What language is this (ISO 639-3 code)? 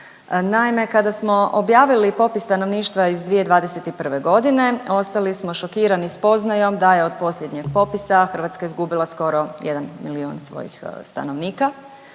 hrv